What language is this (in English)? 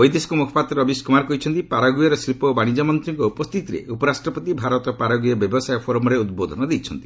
Odia